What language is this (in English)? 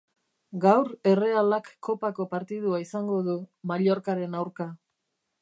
Basque